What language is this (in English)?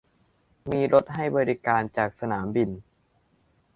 Thai